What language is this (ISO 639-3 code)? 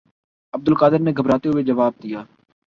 urd